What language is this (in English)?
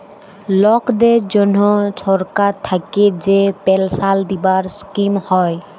Bangla